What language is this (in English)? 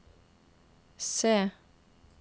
Norwegian